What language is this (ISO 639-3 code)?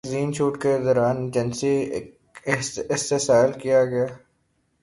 urd